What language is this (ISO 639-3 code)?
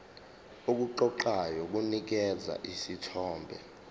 zul